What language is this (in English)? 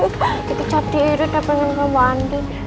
Indonesian